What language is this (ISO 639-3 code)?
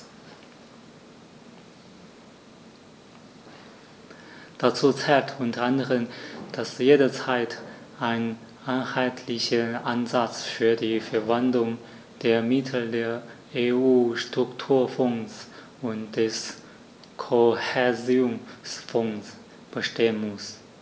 deu